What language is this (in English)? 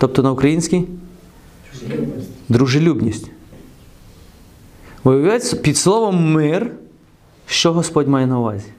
Ukrainian